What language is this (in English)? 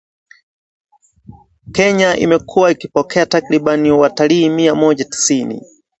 Swahili